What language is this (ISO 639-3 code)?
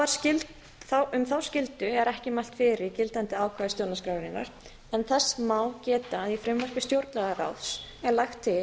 isl